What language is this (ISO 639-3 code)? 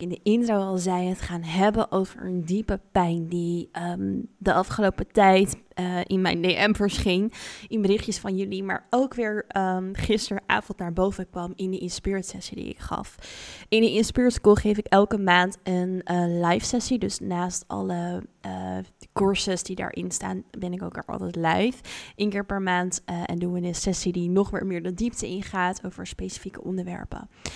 nld